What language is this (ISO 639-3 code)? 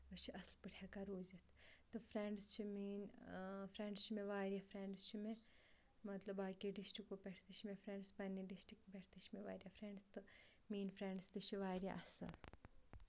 kas